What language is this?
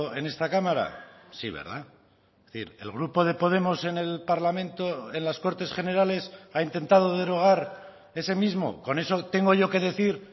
Spanish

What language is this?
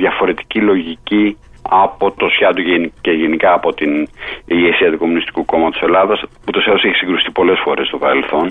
Greek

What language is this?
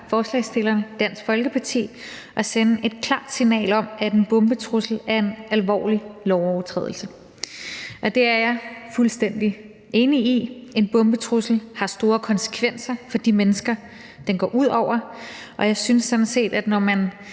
Danish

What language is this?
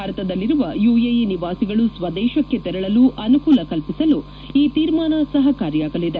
Kannada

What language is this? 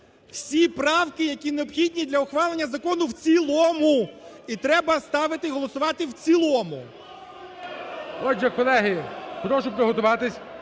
Ukrainian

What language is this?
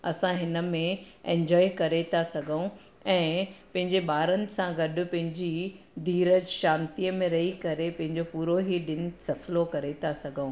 Sindhi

